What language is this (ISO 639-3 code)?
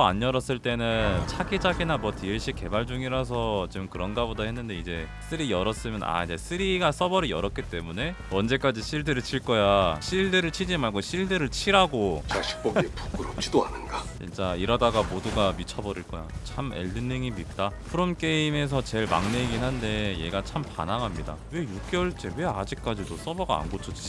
kor